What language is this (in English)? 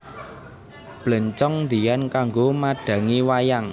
Javanese